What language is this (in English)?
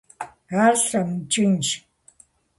Kabardian